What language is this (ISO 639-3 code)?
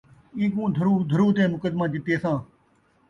skr